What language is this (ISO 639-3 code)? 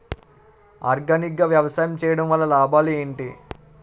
tel